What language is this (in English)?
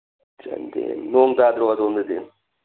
Manipuri